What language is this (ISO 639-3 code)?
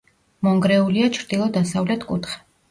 kat